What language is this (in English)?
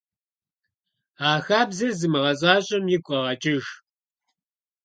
Kabardian